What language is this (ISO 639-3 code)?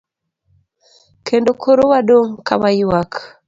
luo